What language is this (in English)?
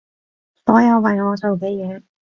Cantonese